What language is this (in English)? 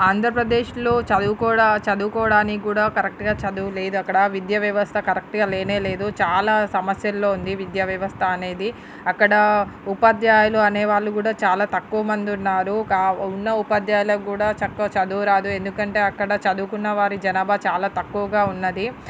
Telugu